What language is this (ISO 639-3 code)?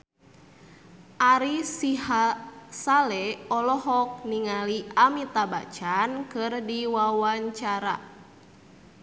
sun